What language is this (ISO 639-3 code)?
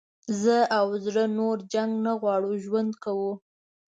pus